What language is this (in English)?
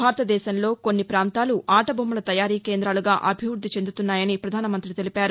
Telugu